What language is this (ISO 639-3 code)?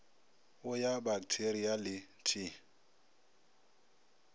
nso